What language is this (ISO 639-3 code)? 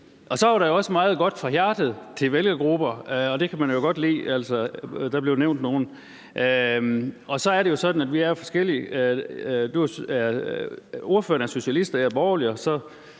dan